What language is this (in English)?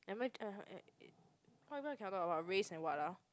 English